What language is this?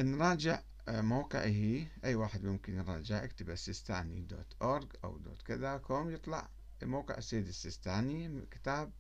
Arabic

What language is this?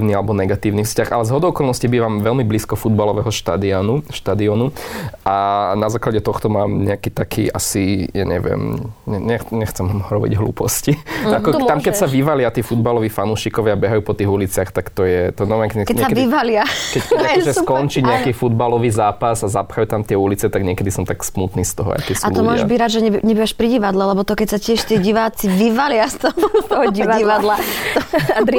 Slovak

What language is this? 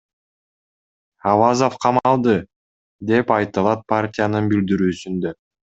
Kyrgyz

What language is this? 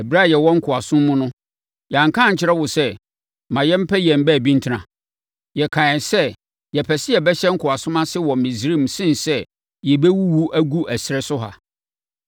Akan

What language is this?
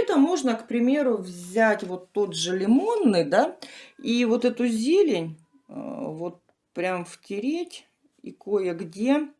Russian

